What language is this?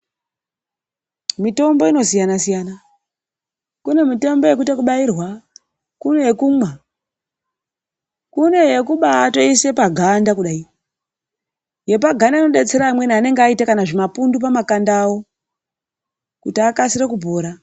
Ndau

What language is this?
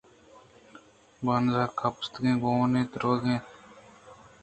Eastern Balochi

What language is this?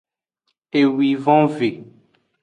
Aja (Benin)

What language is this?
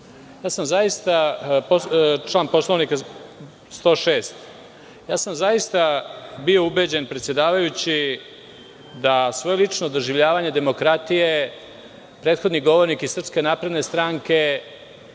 Serbian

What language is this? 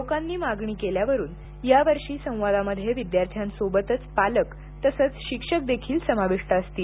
Marathi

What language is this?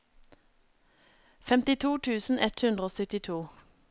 Norwegian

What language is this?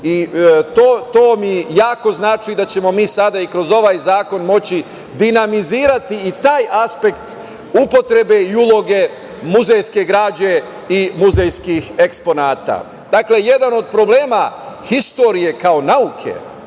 Serbian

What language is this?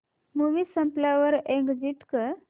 Marathi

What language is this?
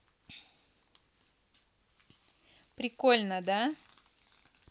Russian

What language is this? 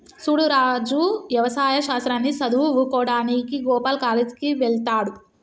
Telugu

